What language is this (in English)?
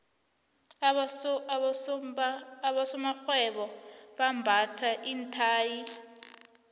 South Ndebele